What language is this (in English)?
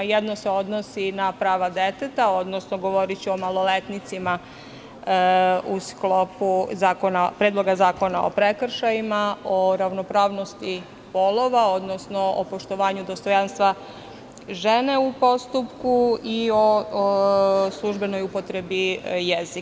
Serbian